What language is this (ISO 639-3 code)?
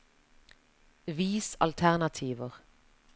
nor